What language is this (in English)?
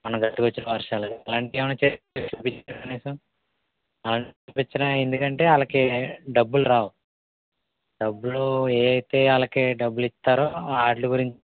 Telugu